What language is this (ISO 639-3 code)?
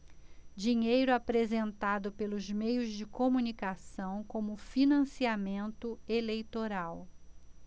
por